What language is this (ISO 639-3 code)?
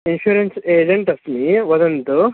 san